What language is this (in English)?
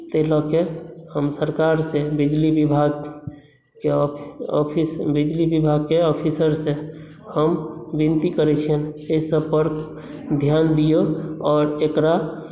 Maithili